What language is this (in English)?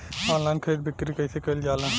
Bhojpuri